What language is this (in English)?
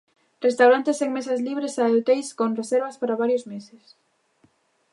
Galician